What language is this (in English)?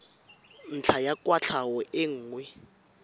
Tswana